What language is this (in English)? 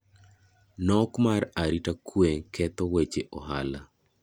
Luo (Kenya and Tanzania)